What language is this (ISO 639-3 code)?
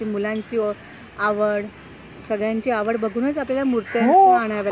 mar